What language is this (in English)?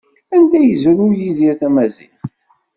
Kabyle